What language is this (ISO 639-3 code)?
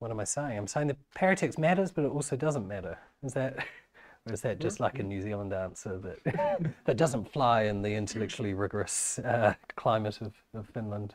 eng